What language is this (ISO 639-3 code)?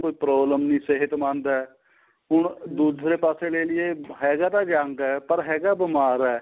pan